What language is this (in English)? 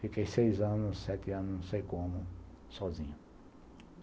Portuguese